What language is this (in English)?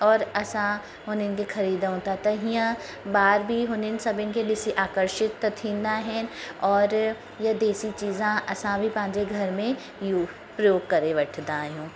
Sindhi